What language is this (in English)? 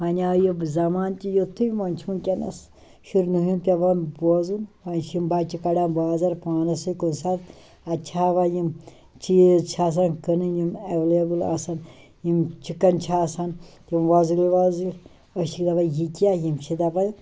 Kashmiri